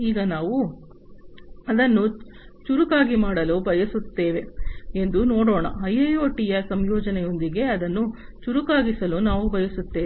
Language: Kannada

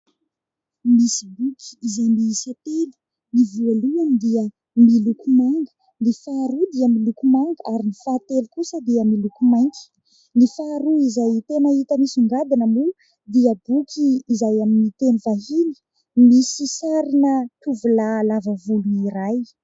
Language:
Malagasy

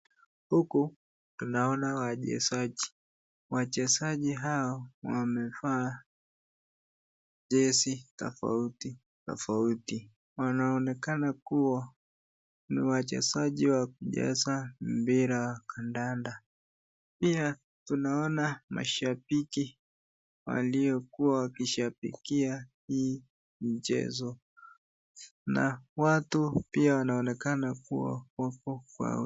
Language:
Swahili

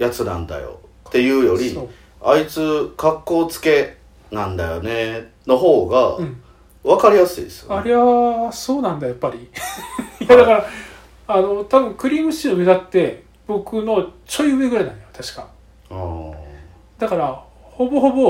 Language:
Japanese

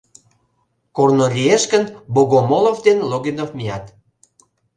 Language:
Mari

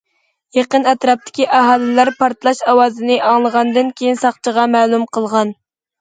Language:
Uyghur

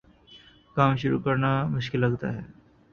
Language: Urdu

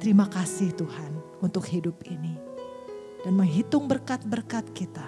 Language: Indonesian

